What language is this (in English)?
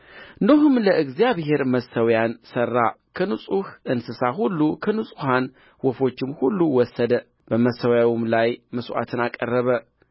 Amharic